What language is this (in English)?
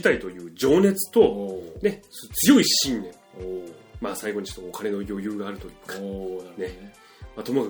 Japanese